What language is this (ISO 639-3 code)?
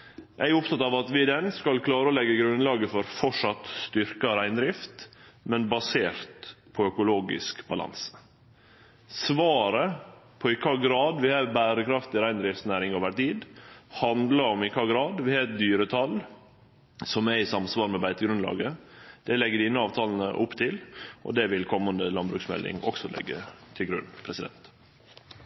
nno